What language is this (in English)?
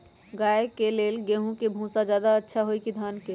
Magahi